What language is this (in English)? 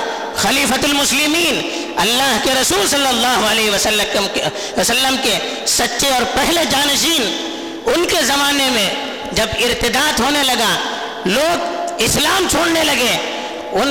Urdu